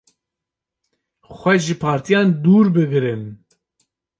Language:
Kurdish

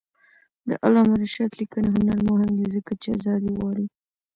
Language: Pashto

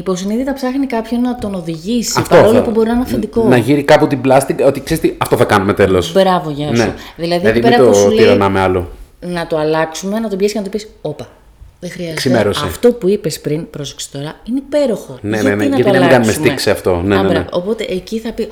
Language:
Greek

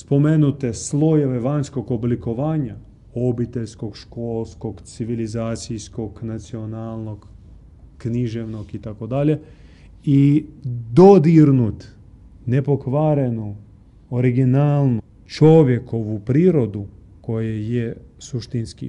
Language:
Croatian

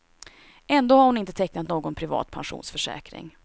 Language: Swedish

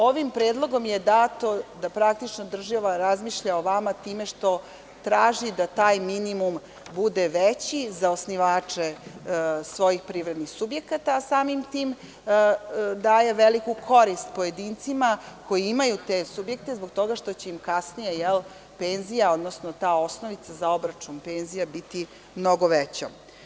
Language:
Serbian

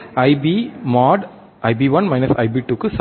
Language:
Tamil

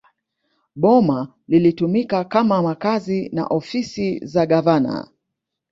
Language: Swahili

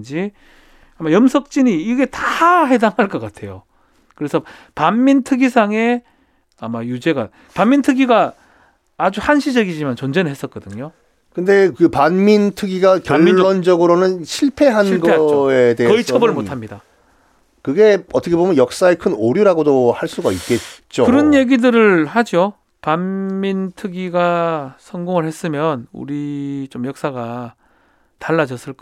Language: Korean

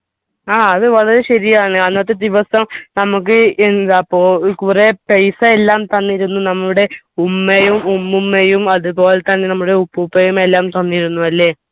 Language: Malayalam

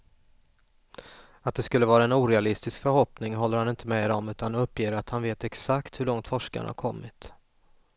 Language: Swedish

